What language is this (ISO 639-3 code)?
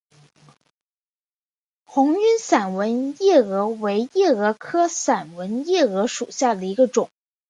zho